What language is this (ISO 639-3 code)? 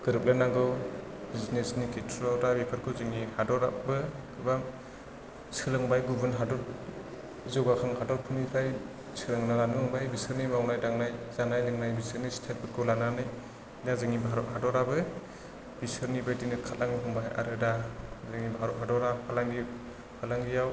brx